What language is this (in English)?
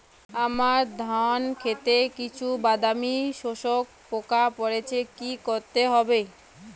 Bangla